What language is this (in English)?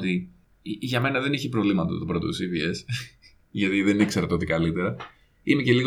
Greek